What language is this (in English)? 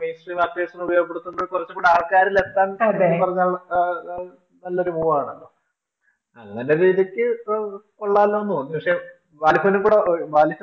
Malayalam